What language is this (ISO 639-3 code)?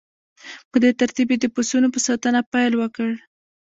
pus